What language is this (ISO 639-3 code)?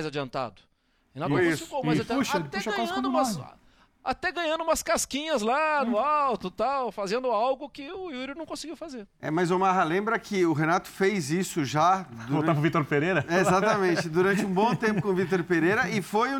por